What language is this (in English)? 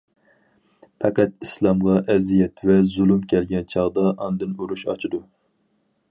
Uyghur